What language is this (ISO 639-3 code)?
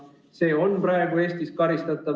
est